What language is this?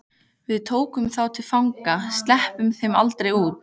Icelandic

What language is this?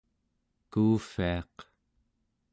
Central Yupik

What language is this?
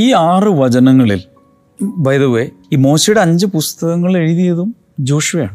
Malayalam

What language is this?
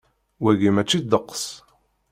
Kabyle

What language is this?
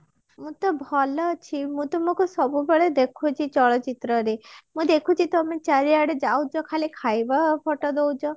Odia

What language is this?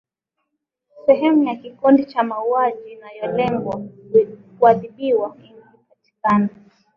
Swahili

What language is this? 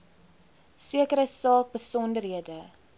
Afrikaans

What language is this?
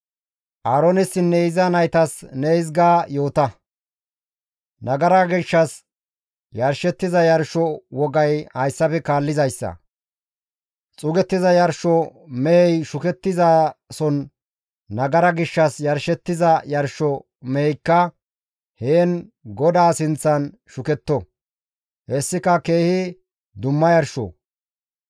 Gamo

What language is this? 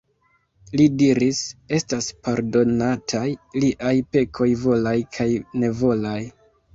Esperanto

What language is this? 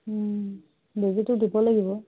Assamese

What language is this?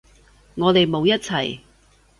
Cantonese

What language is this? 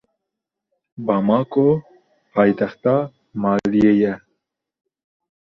Kurdish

